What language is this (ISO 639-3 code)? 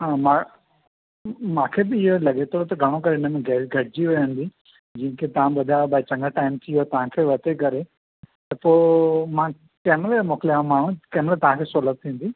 snd